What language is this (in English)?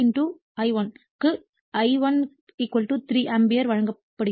Tamil